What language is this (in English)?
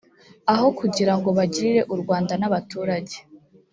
Kinyarwanda